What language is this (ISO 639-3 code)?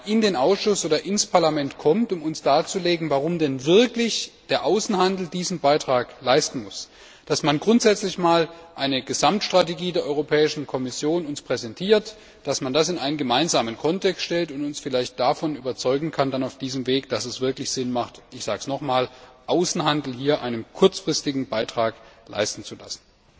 deu